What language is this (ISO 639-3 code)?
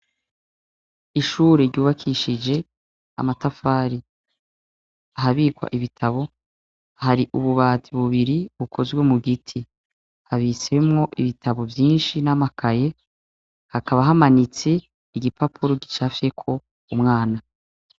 run